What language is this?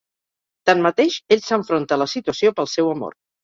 Catalan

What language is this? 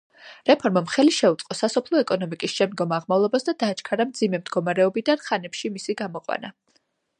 Georgian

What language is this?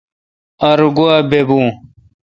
Kalkoti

